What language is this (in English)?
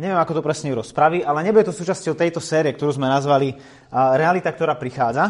Slovak